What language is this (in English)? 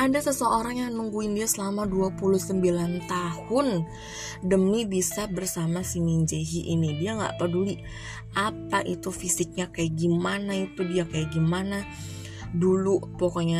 Indonesian